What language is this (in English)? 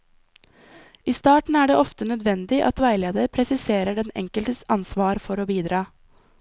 Norwegian